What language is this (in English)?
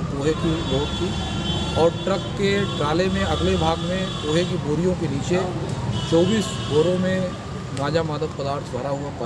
Hindi